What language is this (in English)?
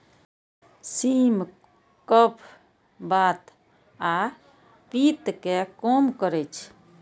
Maithili